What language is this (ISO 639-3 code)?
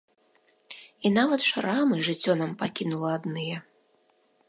bel